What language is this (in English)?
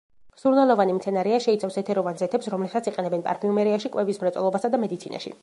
Georgian